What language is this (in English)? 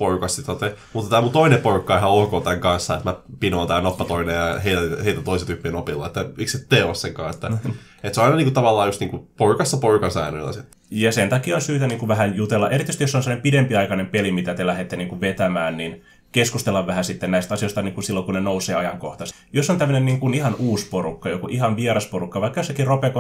Finnish